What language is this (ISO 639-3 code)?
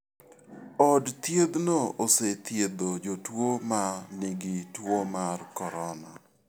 luo